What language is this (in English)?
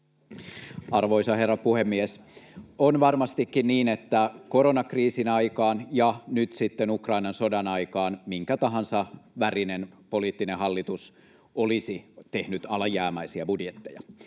Finnish